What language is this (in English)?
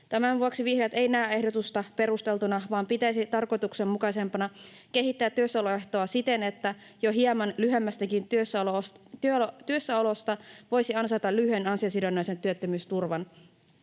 Finnish